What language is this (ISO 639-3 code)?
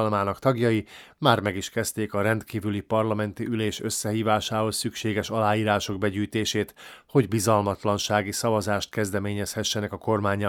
hun